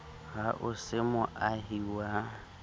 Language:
Southern Sotho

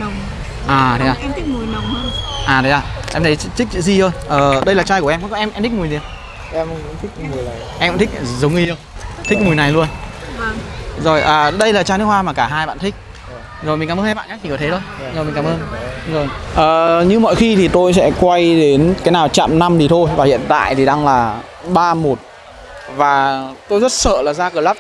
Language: Vietnamese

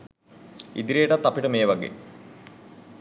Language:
Sinhala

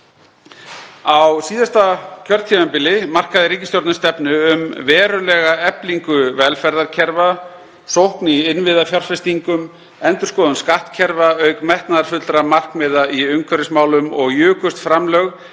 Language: Icelandic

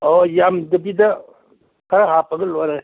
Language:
Manipuri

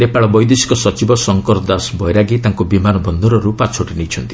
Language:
Odia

